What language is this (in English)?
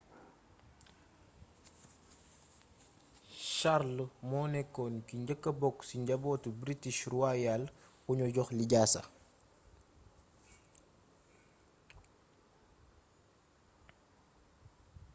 Wolof